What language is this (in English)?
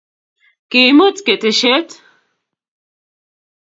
Kalenjin